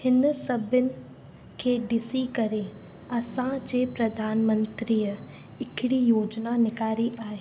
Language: Sindhi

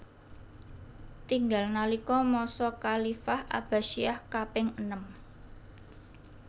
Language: Javanese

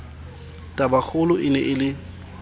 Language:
Southern Sotho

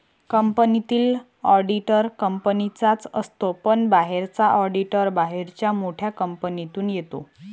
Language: Marathi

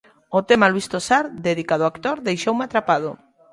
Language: Galician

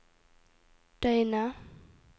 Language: Norwegian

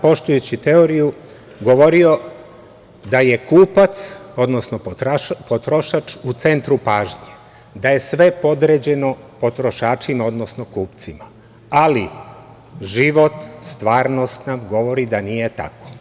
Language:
Serbian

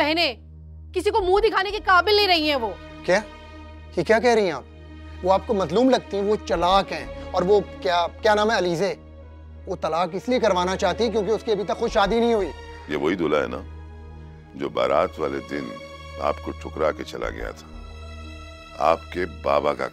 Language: Hindi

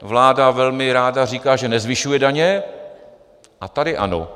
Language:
Czech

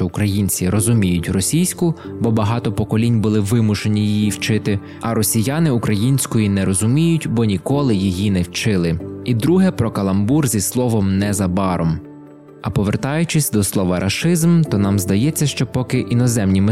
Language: Ukrainian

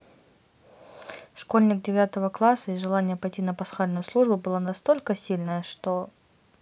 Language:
Russian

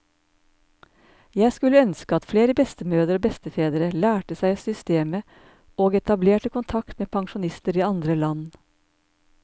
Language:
Norwegian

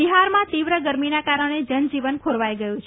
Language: Gujarati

